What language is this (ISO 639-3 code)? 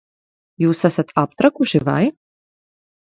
lav